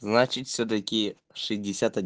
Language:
Russian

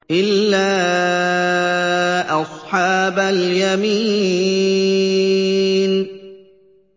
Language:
Arabic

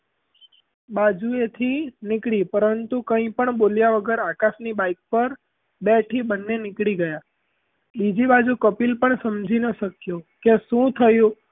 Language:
Gujarati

